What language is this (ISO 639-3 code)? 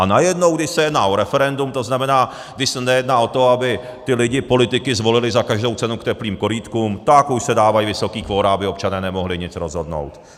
ces